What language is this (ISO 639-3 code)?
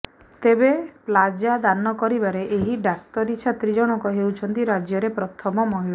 ori